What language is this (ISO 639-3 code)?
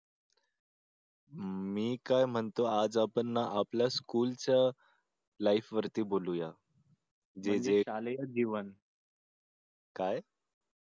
mar